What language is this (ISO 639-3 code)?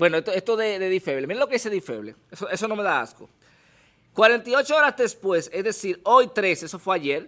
spa